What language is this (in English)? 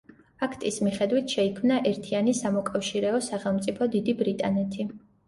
Georgian